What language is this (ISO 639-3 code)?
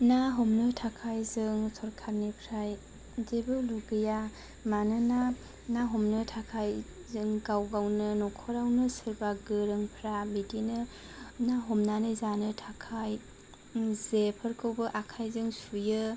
brx